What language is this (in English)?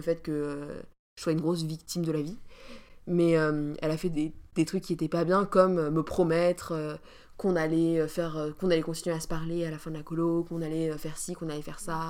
French